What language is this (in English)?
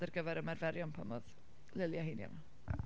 Welsh